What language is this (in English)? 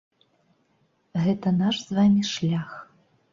Belarusian